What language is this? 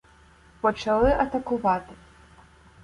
Ukrainian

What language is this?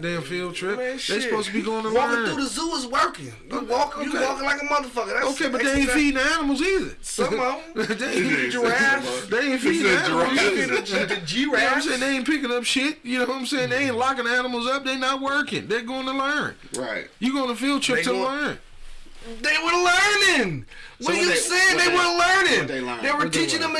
English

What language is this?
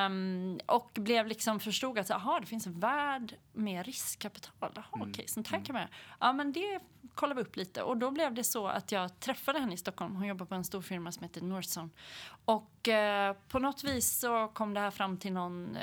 Swedish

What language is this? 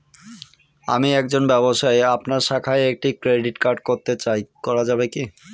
Bangla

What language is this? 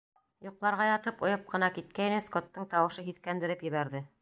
Bashkir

